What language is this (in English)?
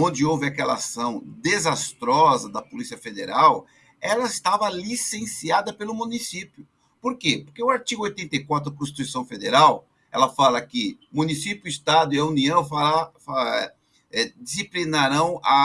Portuguese